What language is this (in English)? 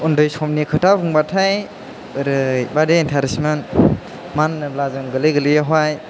Bodo